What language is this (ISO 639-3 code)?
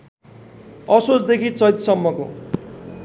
nep